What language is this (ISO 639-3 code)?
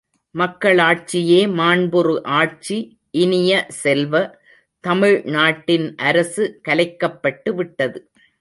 tam